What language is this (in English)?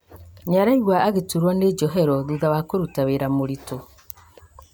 Kikuyu